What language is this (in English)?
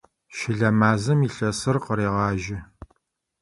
Adyghe